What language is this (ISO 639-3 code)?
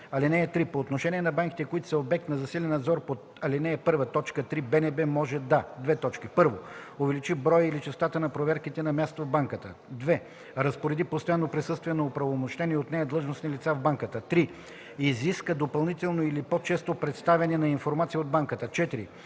bul